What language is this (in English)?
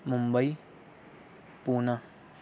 Urdu